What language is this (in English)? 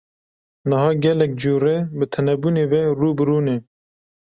Kurdish